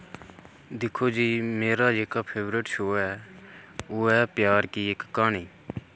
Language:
Dogri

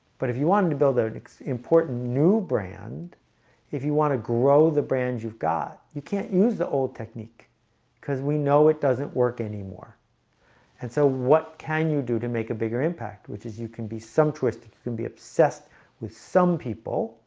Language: English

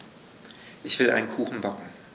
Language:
German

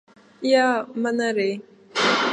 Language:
Latvian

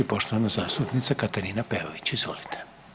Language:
Croatian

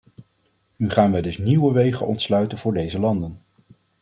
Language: Dutch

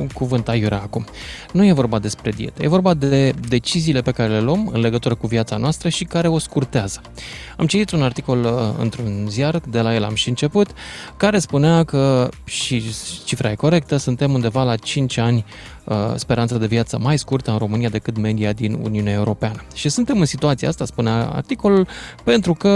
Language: Romanian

